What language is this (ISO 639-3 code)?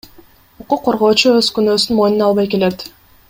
kir